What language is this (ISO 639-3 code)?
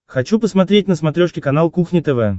rus